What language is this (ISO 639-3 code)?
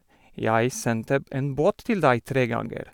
nor